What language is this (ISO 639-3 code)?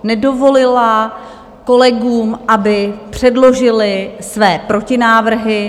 ces